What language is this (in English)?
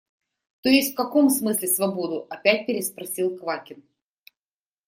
Russian